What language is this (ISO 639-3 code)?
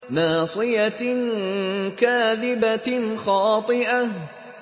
ara